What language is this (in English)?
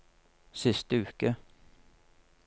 Norwegian